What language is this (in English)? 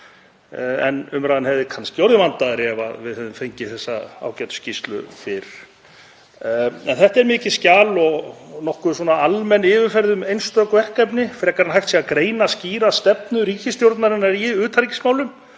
Icelandic